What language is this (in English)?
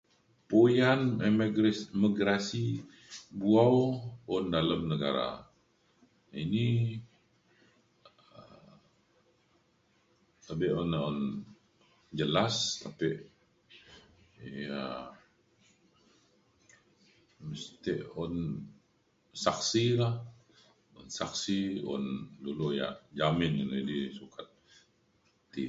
Mainstream Kenyah